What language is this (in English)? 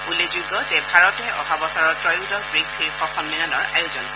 Assamese